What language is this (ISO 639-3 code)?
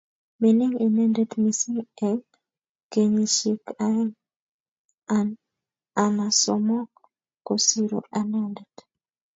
kln